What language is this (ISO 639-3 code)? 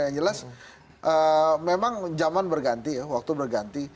ind